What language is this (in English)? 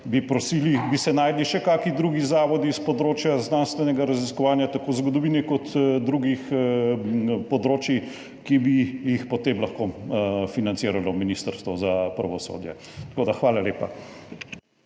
Slovenian